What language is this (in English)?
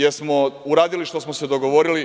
Serbian